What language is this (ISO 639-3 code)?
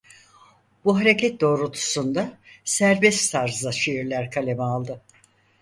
tur